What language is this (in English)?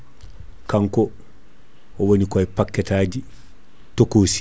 Fula